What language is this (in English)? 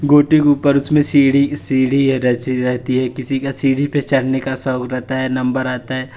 Hindi